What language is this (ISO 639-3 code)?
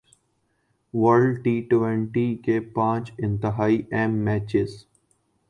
urd